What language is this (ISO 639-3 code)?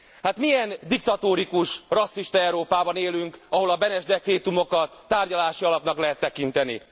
hun